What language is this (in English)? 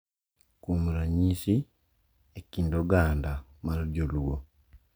Luo (Kenya and Tanzania)